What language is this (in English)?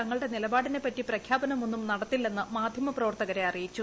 Malayalam